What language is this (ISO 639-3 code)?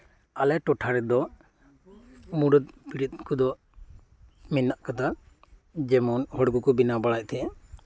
sat